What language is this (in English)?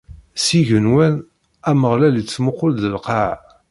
Kabyle